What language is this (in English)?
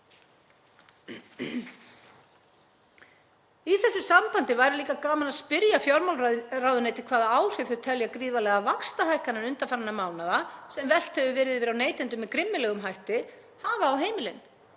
Icelandic